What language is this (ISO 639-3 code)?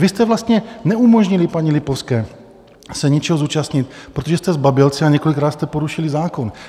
ces